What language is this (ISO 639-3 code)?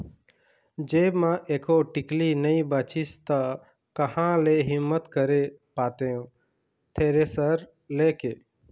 hne